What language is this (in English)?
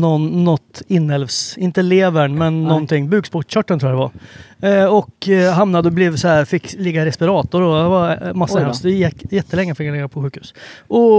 Swedish